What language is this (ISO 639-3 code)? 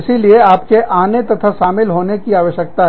hin